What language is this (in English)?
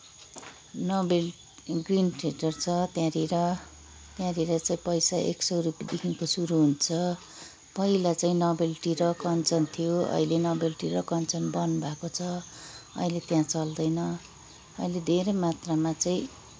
Nepali